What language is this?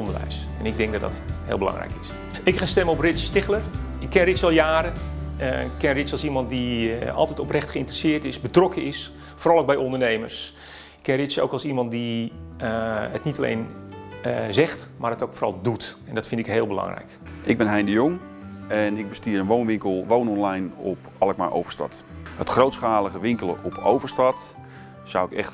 Dutch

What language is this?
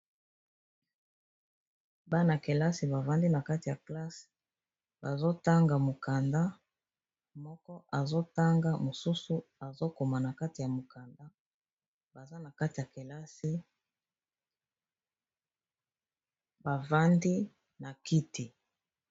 Lingala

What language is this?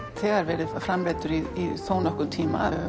Icelandic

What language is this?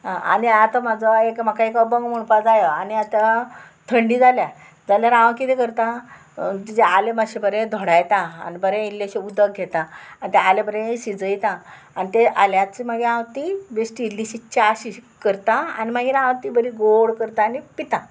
Konkani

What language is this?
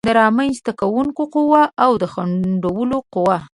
Pashto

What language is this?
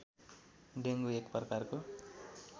Nepali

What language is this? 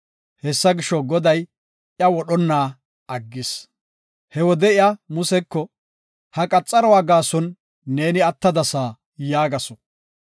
Gofa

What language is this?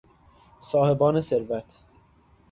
Persian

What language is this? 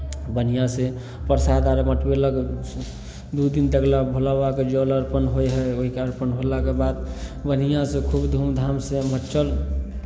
Maithili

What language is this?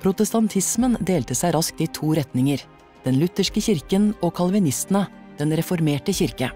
Norwegian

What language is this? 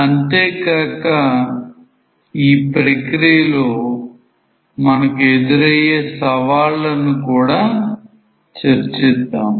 Telugu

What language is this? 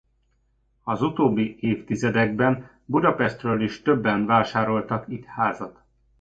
Hungarian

